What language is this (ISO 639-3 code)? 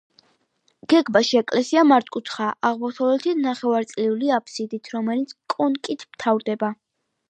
kat